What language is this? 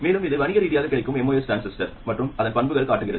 Tamil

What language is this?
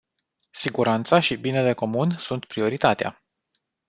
Romanian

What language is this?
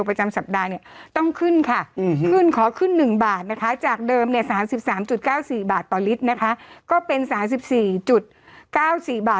Thai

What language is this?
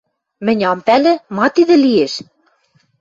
Western Mari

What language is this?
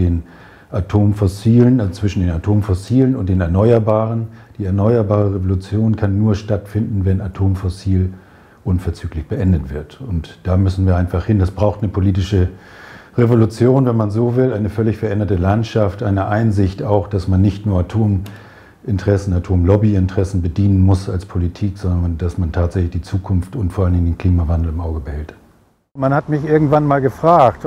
German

